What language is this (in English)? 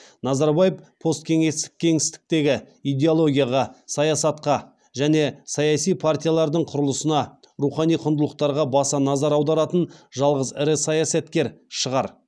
Kazakh